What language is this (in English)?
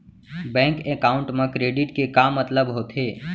Chhattisgarhi